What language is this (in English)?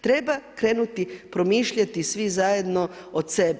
Croatian